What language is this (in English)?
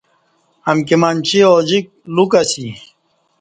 Kati